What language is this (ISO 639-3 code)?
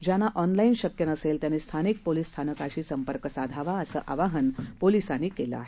mar